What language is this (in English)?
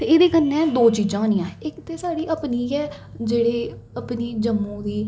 Dogri